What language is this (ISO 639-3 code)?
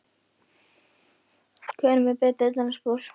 isl